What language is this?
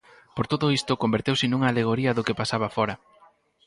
Galician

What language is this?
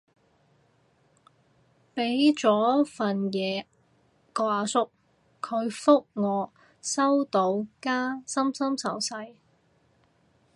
Cantonese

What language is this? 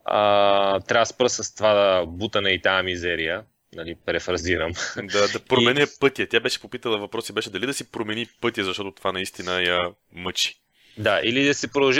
Bulgarian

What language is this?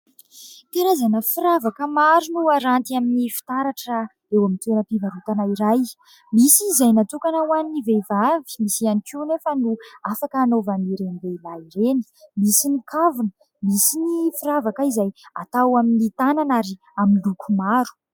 Malagasy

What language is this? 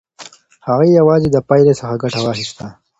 Pashto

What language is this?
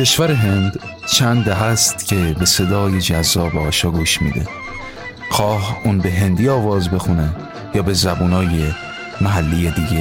Persian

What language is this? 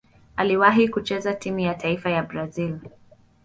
Swahili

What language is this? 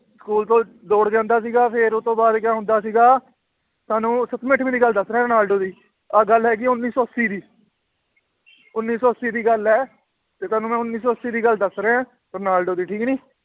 Punjabi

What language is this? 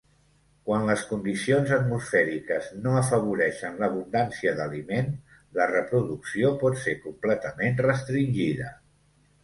Catalan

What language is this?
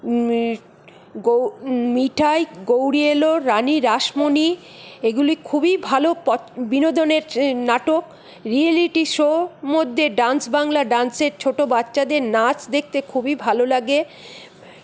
Bangla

